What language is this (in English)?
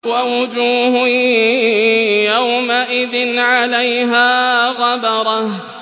Arabic